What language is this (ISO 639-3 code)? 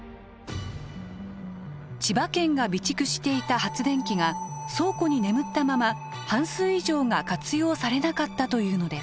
jpn